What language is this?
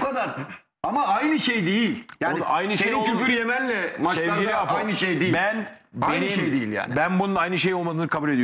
Turkish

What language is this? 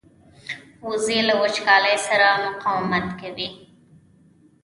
Pashto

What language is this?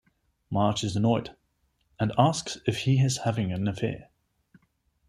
English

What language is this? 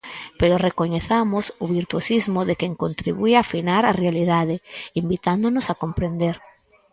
Galician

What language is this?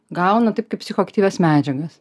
Lithuanian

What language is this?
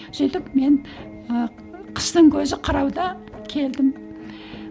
Kazakh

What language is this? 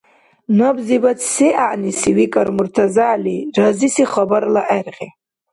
Dargwa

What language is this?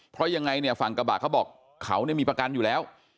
Thai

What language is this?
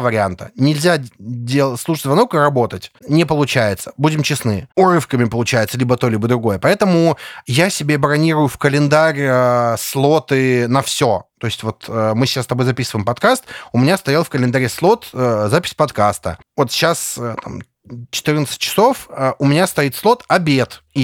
Russian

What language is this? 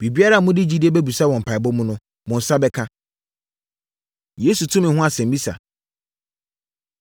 Akan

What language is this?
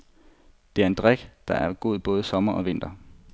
Danish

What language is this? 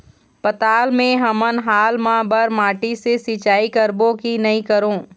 Chhattisgarhi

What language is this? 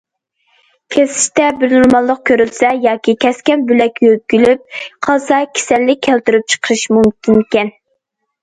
Uyghur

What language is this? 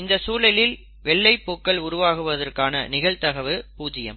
Tamil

